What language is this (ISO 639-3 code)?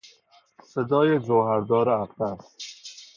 fas